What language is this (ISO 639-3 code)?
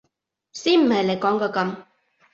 yue